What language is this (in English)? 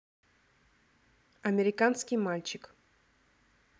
Russian